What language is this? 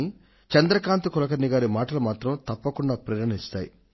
Telugu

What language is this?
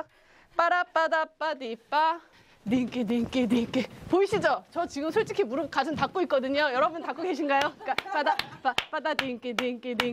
Korean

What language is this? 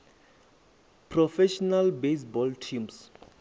Venda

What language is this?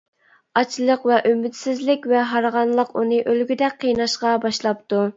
Uyghur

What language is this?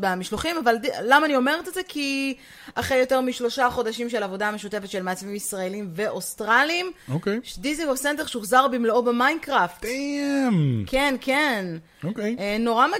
Hebrew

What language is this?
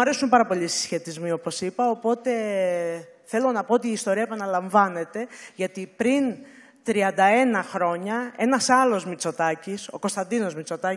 Greek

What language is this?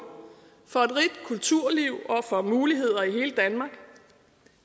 Danish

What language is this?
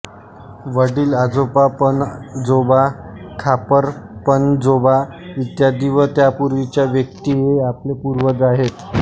Marathi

